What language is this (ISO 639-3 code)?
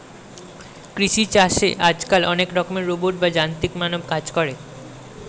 ben